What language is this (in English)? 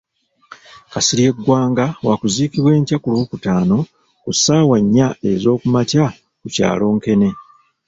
Ganda